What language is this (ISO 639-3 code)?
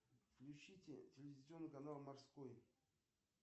rus